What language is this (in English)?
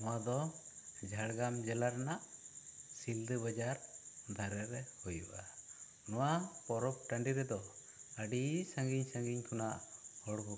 Santali